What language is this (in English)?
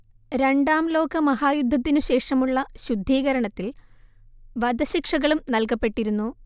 Malayalam